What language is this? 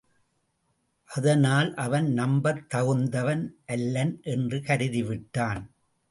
Tamil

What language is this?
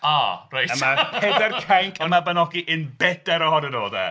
Welsh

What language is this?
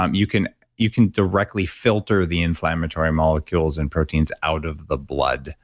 English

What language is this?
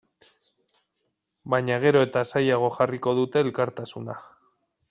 Basque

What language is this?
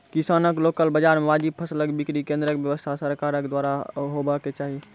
Maithili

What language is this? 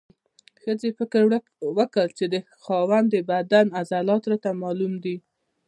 Pashto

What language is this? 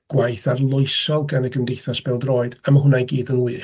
Welsh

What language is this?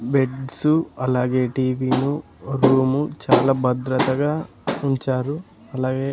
Telugu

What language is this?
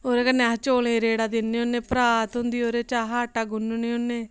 Dogri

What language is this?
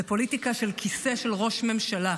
Hebrew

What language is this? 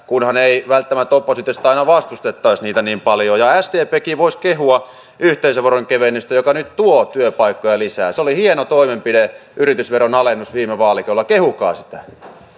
Finnish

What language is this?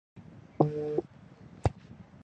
Chinese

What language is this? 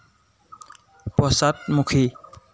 Assamese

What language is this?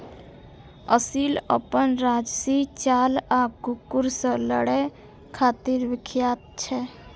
Maithili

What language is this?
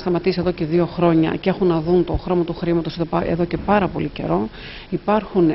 Greek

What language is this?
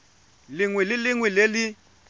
Tswana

